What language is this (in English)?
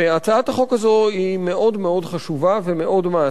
Hebrew